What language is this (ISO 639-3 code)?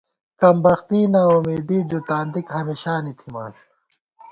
gwt